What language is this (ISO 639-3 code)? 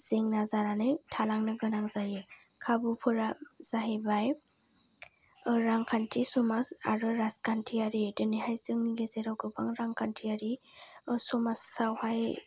brx